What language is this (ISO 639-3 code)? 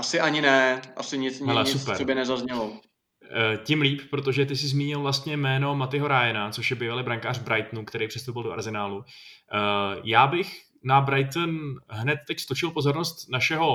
ces